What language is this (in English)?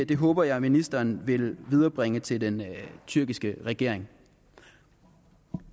Danish